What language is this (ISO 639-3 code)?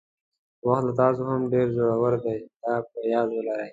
pus